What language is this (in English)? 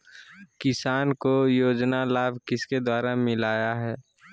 Magahi